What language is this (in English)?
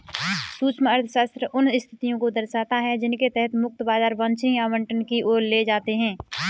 Hindi